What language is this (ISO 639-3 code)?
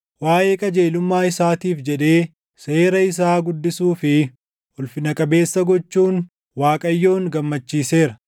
orm